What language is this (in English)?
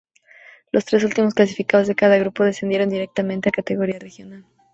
Spanish